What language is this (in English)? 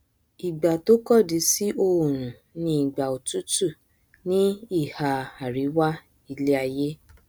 Yoruba